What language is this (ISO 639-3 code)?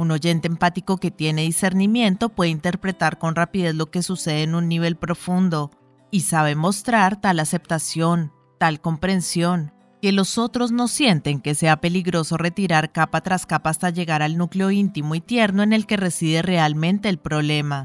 spa